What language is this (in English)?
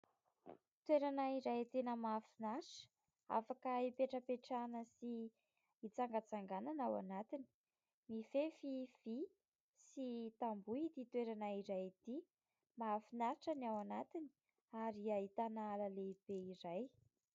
Malagasy